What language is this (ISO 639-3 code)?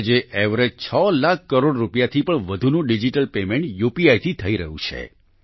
guj